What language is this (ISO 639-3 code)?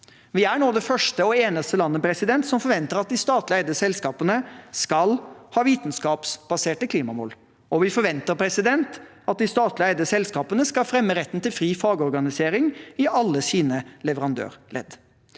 nor